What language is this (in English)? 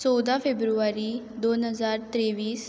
Konkani